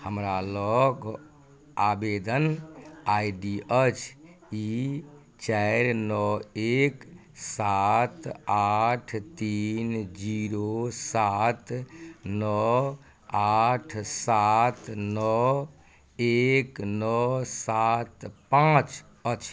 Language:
Maithili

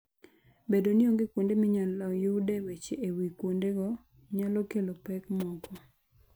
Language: Luo (Kenya and Tanzania)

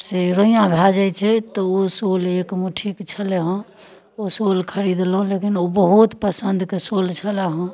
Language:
Maithili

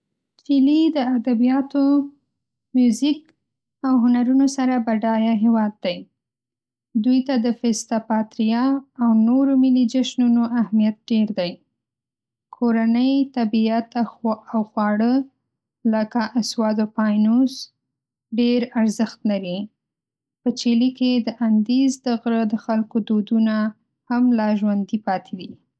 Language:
Pashto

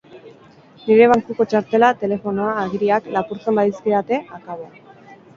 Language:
Basque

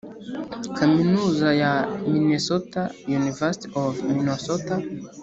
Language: Kinyarwanda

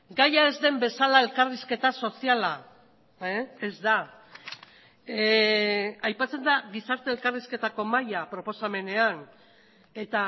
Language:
Basque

